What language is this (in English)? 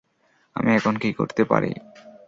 Bangla